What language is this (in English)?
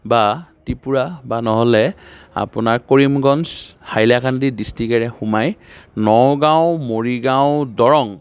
Assamese